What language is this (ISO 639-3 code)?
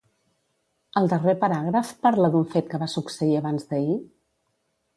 cat